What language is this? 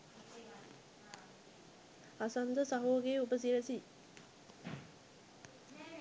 Sinhala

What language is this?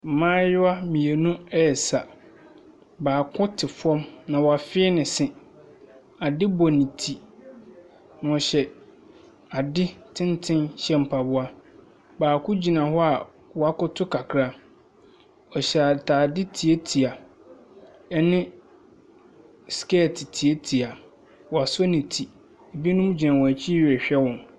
Akan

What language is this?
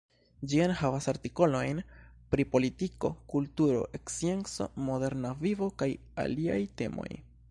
Esperanto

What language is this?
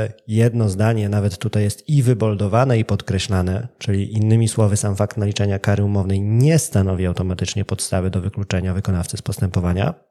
Polish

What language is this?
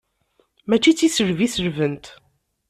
Kabyle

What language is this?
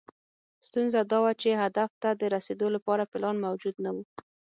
Pashto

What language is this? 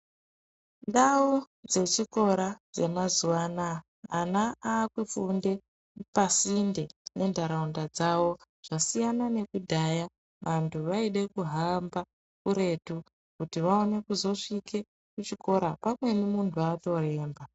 Ndau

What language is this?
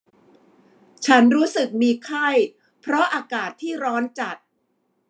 Thai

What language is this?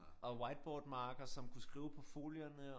Danish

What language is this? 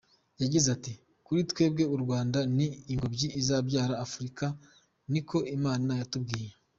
Kinyarwanda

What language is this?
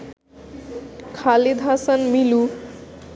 Bangla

